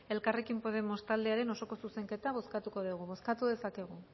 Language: Basque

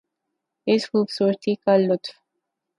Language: Urdu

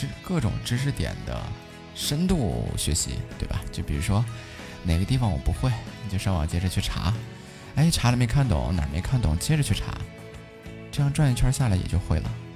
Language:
Chinese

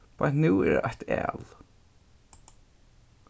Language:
Faroese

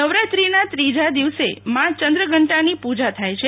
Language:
Gujarati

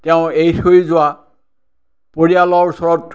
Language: Assamese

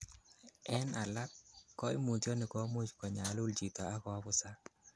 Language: Kalenjin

